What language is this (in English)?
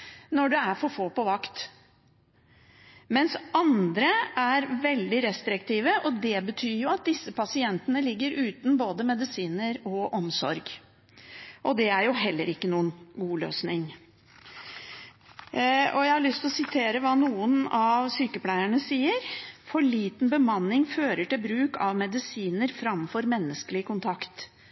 Norwegian Bokmål